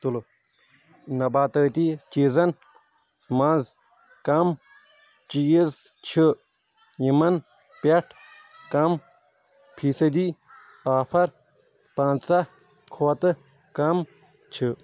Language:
Kashmiri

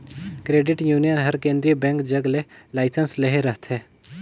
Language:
Chhattisgarhi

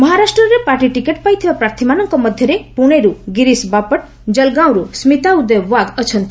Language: Odia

